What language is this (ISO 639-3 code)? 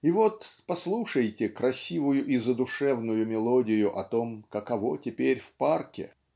rus